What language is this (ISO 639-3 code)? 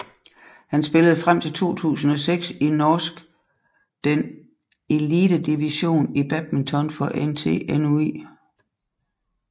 dan